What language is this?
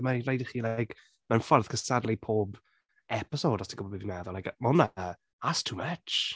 Welsh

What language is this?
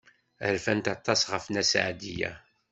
Kabyle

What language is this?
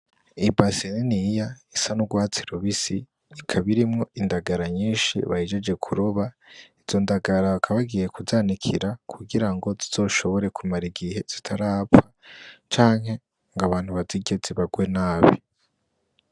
Rundi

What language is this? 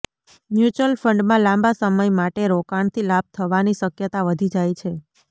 Gujarati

